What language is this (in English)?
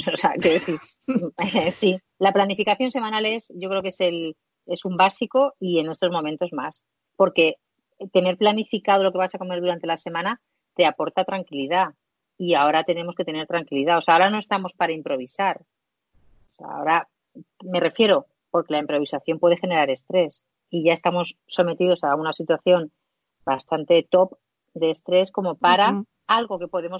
Spanish